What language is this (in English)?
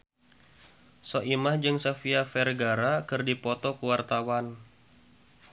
Sundanese